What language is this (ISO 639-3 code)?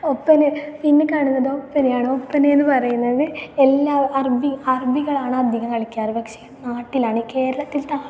mal